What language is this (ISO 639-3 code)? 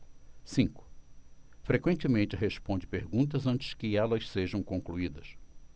por